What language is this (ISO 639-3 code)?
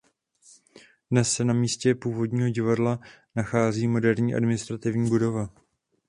ces